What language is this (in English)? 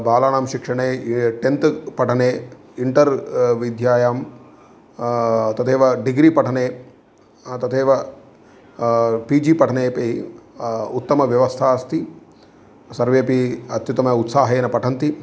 Sanskrit